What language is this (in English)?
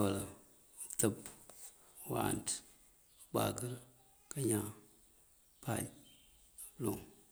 Mandjak